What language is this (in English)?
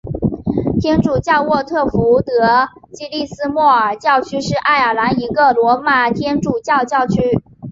Chinese